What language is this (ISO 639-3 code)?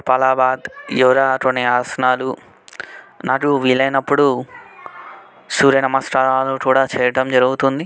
tel